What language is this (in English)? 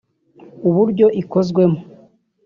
Kinyarwanda